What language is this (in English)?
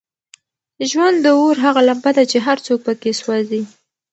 Pashto